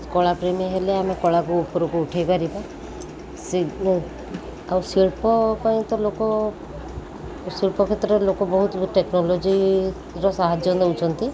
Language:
Odia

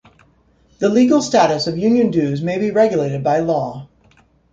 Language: English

